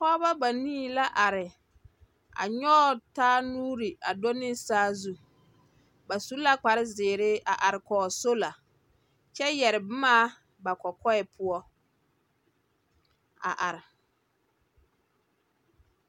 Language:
Southern Dagaare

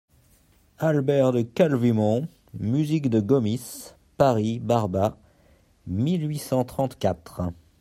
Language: French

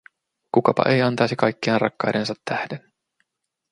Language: Finnish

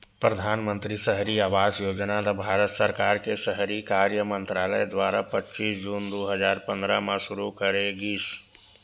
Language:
Chhattisgarhi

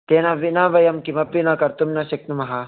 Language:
Sanskrit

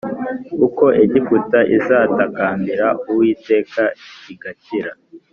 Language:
Kinyarwanda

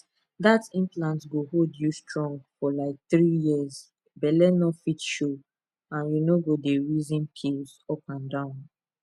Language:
Nigerian Pidgin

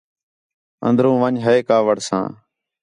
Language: Khetrani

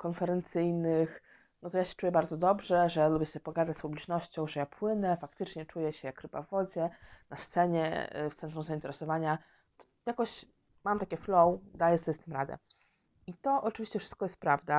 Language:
Polish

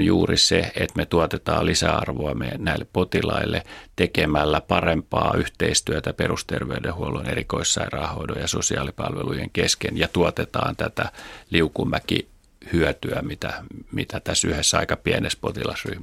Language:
Finnish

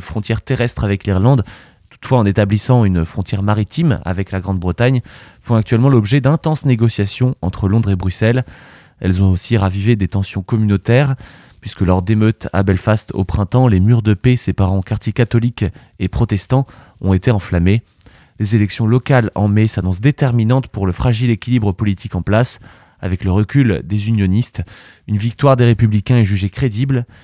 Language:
French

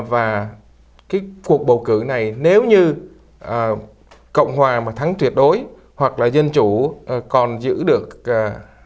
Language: Vietnamese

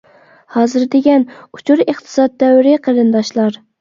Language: Uyghur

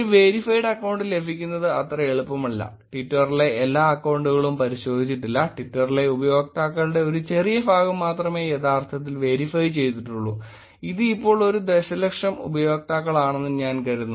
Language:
Malayalam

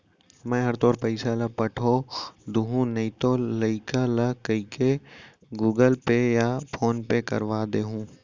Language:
Chhattisgarhi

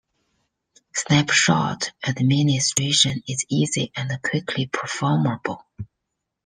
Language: English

